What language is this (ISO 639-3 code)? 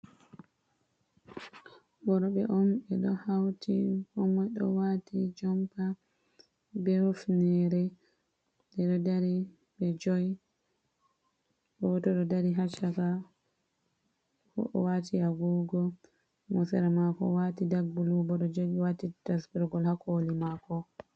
ful